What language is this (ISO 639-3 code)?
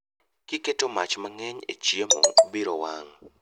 luo